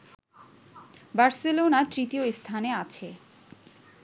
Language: Bangla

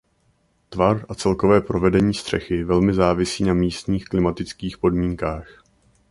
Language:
Czech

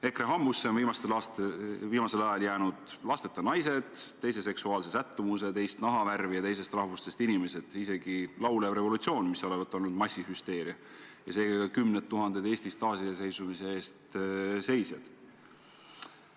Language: Estonian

